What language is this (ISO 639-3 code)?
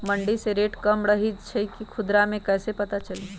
mag